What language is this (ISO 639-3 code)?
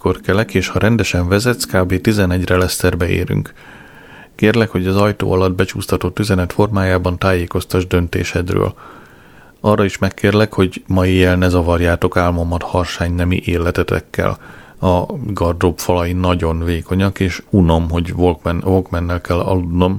hun